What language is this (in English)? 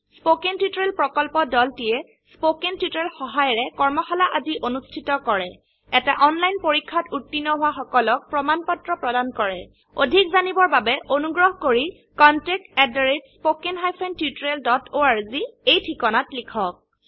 Assamese